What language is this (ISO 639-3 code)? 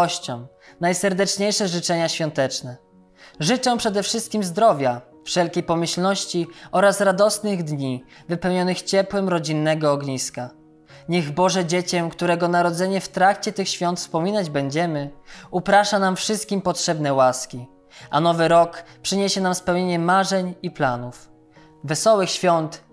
pol